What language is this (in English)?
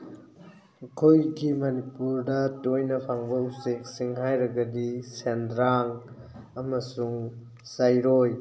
Manipuri